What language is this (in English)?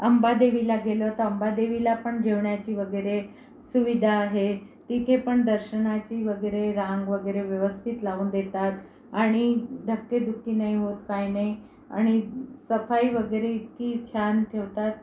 Marathi